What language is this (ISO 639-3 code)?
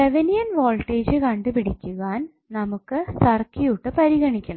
mal